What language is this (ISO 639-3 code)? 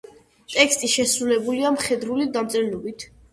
kat